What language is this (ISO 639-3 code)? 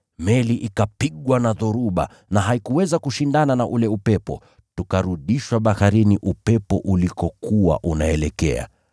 swa